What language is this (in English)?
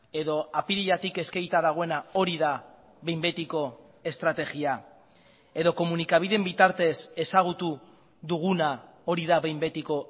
Basque